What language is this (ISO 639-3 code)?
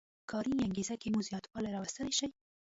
pus